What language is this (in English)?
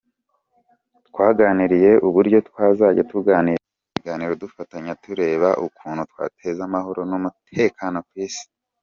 Kinyarwanda